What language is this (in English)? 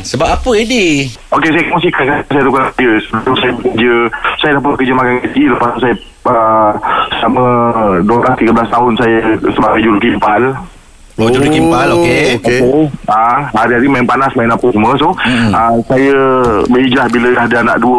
Malay